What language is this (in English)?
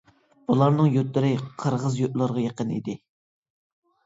Uyghur